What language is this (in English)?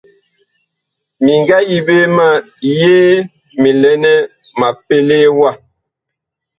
Bakoko